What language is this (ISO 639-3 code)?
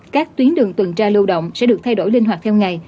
vie